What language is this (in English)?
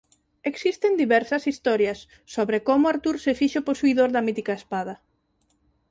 Galician